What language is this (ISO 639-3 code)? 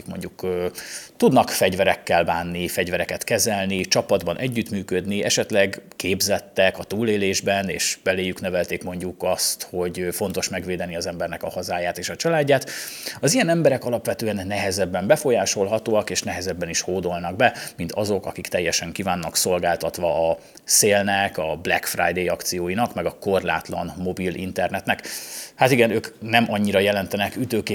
hun